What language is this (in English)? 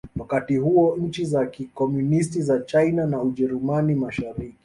Swahili